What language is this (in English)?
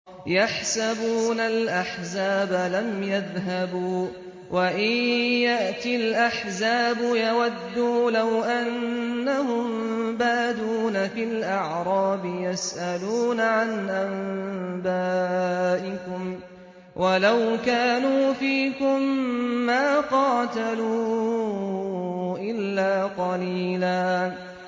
Arabic